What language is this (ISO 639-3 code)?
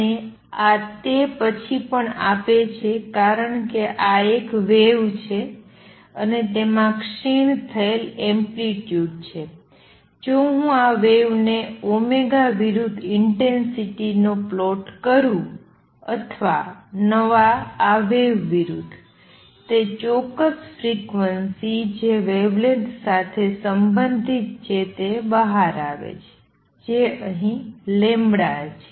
guj